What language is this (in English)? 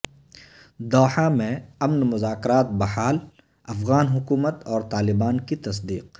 Urdu